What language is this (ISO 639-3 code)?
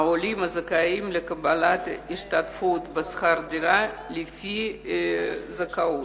heb